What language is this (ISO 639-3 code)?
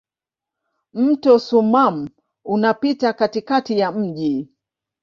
swa